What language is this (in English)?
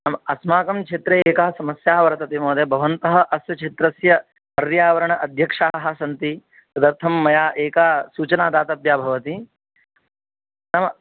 Sanskrit